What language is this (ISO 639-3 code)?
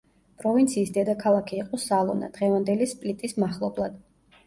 kat